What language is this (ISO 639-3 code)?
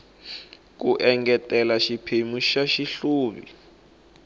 tso